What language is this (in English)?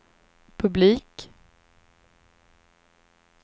Swedish